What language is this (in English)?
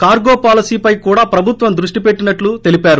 Telugu